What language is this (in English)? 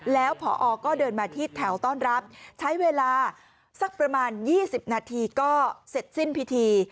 Thai